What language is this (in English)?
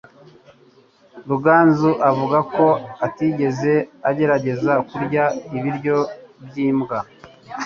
Kinyarwanda